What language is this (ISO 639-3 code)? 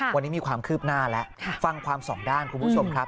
tha